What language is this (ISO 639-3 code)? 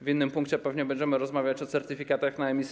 pol